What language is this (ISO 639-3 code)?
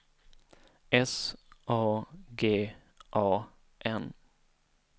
swe